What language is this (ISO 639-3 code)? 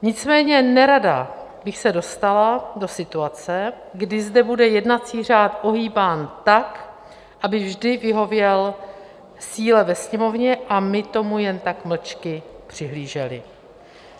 ces